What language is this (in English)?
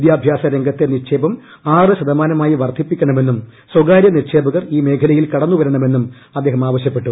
Malayalam